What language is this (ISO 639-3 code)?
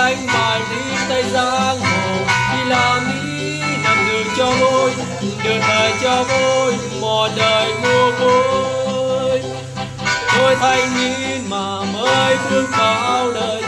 vie